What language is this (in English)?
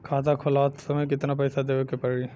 Bhojpuri